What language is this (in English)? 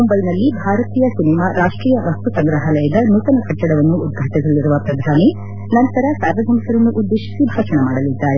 Kannada